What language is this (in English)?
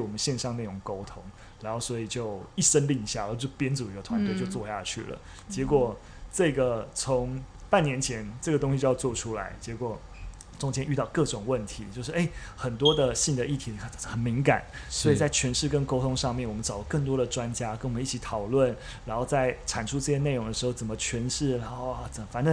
Chinese